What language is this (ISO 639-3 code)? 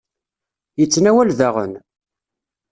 kab